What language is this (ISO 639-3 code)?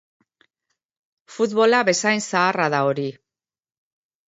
eus